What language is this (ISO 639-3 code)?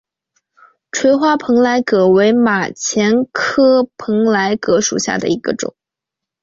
zho